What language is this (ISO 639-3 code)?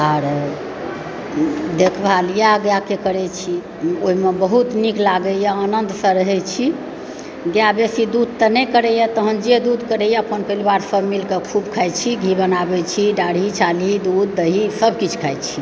mai